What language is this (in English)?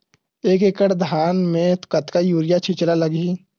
Chhattisgarhi